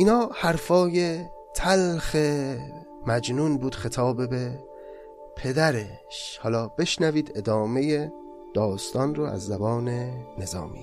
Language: Persian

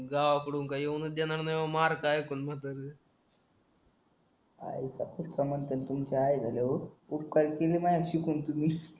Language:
Marathi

